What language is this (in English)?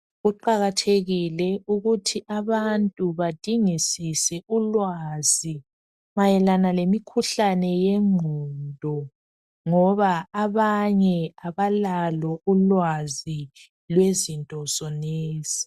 North Ndebele